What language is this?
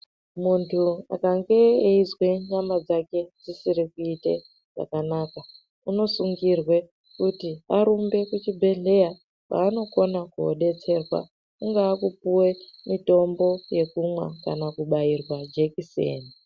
Ndau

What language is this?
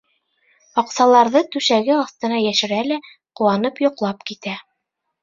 Bashkir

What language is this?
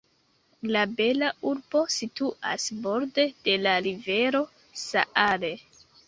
Esperanto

